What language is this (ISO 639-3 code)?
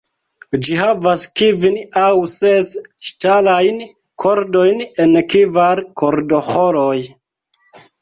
epo